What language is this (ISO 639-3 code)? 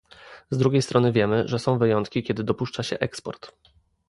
pol